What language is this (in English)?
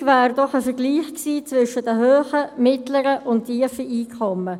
Swiss German